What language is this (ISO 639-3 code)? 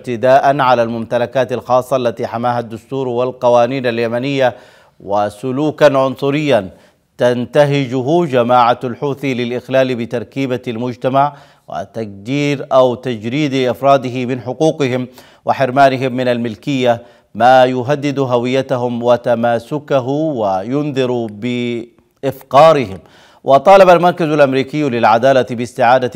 ara